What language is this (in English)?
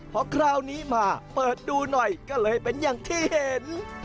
Thai